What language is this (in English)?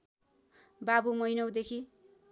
Nepali